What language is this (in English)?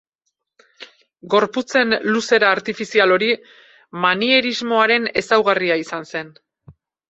Basque